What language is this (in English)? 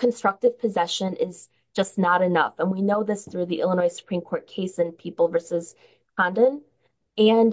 English